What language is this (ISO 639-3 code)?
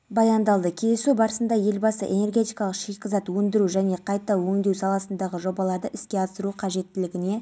kaz